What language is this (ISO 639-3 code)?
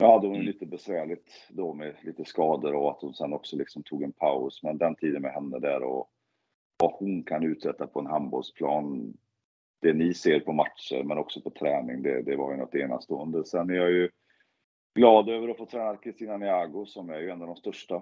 swe